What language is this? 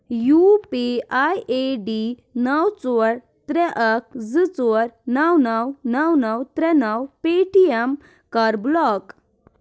Kashmiri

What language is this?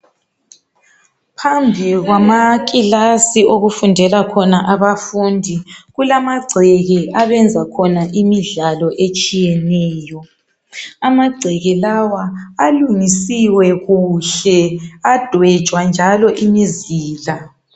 North Ndebele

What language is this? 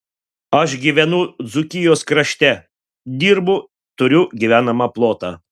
Lithuanian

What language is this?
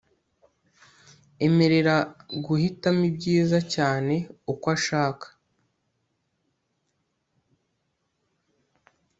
Kinyarwanda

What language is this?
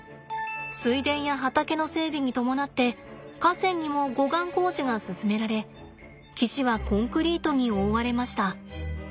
Japanese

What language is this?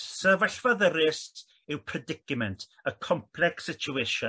Welsh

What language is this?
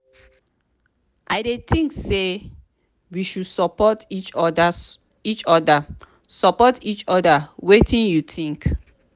Nigerian Pidgin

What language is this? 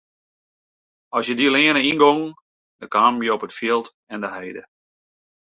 Western Frisian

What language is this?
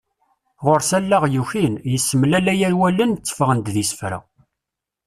Kabyle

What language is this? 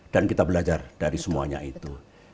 Indonesian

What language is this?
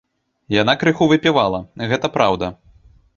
Belarusian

